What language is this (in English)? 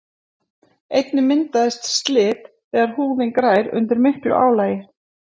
Icelandic